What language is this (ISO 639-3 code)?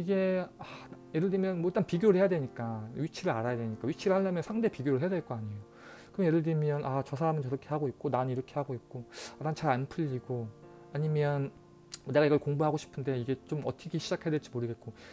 kor